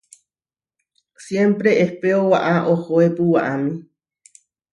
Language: Huarijio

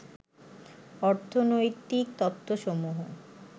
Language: Bangla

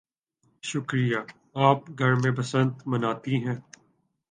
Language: Urdu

